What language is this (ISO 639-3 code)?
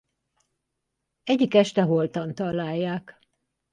hun